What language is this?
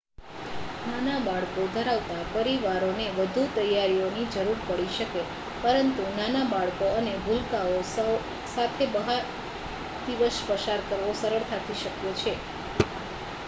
Gujarati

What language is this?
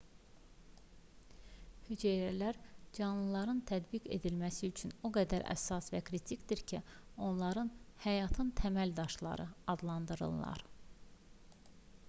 Azerbaijani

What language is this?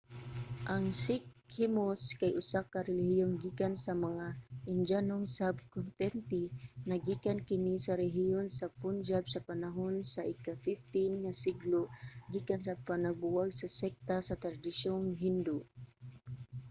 Cebuano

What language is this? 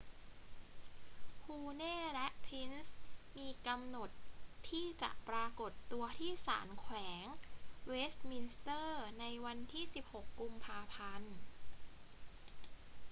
Thai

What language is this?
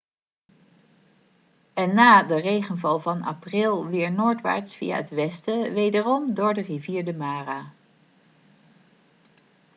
Dutch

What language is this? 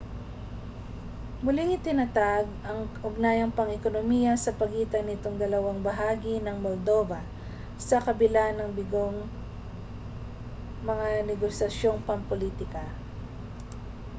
Filipino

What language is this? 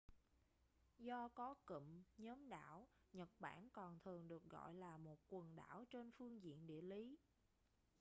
Vietnamese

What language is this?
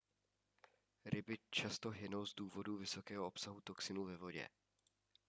Czech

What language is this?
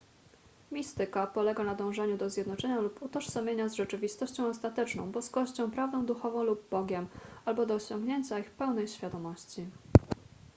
Polish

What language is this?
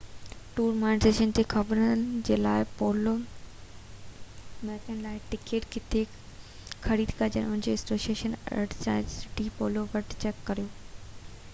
Sindhi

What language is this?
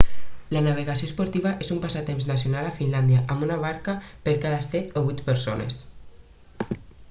Catalan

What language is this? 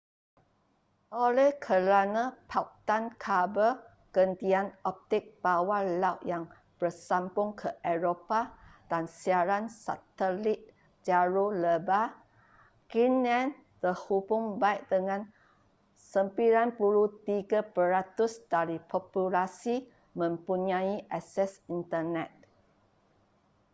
Malay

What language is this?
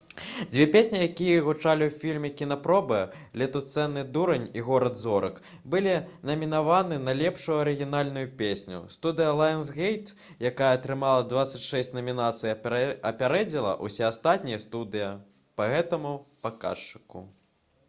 Belarusian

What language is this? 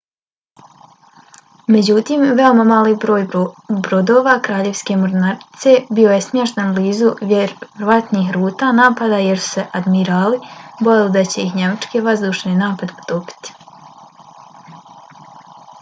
Bosnian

